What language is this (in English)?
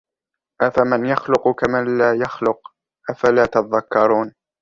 Arabic